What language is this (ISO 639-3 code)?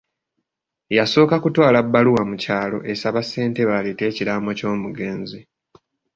lug